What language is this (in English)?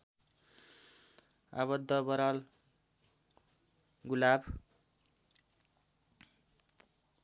Nepali